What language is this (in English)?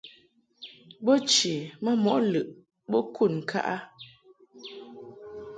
Mungaka